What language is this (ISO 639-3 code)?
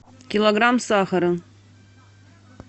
rus